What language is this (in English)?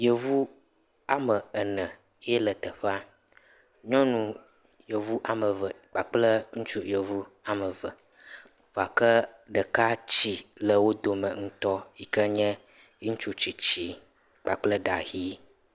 Ewe